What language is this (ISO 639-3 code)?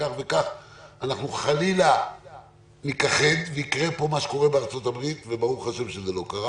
heb